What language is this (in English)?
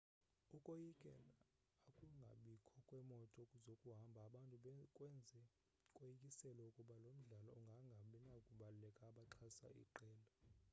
Xhosa